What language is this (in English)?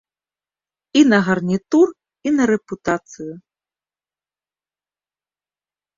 Belarusian